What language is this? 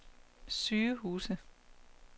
Danish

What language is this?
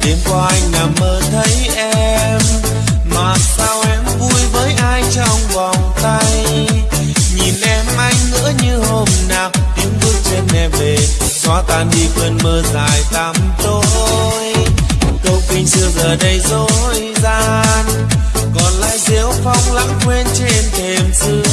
Vietnamese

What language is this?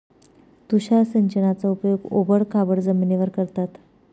Marathi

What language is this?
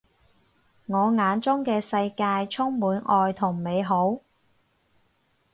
Cantonese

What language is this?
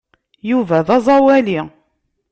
Kabyle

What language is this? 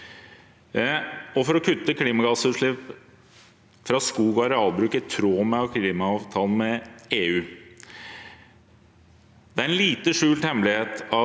Norwegian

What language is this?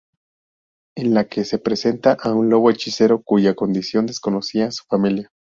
Spanish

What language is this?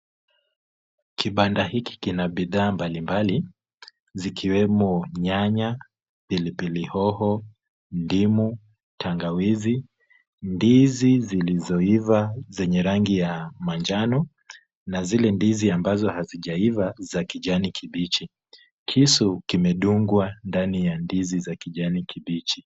Swahili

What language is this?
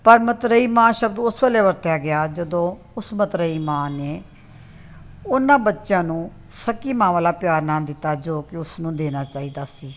Punjabi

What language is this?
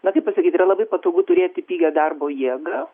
Lithuanian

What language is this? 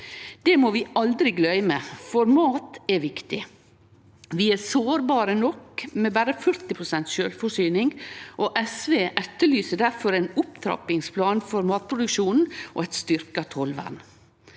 Norwegian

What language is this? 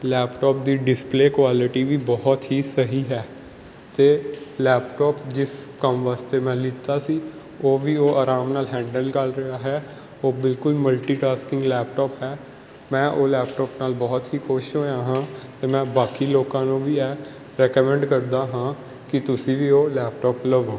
Punjabi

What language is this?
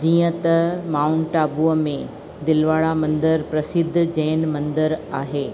Sindhi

